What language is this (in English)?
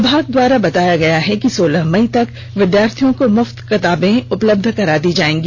Hindi